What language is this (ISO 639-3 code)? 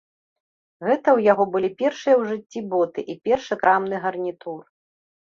bel